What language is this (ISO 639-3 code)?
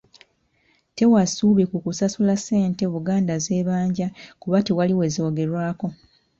lug